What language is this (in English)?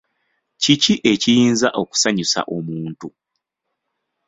Ganda